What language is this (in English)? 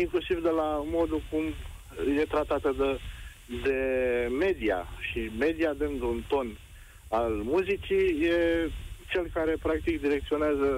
Romanian